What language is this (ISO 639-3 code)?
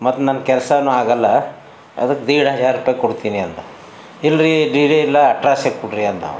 kan